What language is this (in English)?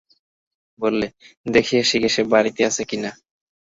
Bangla